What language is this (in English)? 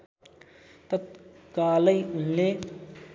Nepali